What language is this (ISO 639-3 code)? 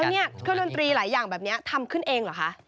tha